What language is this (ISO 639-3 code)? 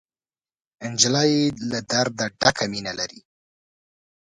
pus